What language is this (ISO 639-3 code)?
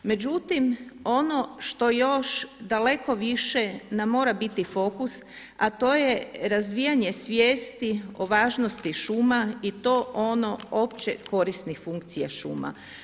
hrv